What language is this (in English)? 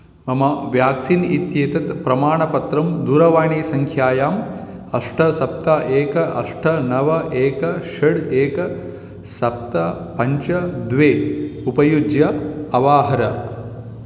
Sanskrit